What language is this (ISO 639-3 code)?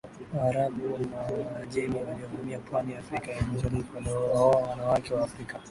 swa